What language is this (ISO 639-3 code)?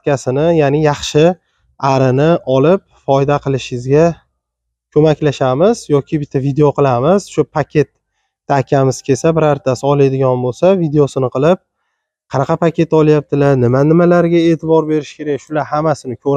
tur